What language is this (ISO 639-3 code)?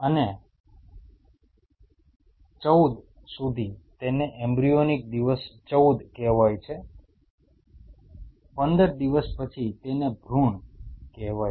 guj